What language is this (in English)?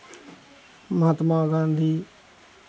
Maithili